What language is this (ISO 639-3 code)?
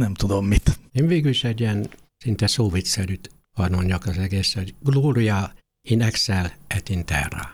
hun